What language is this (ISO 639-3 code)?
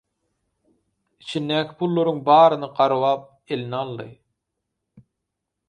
tuk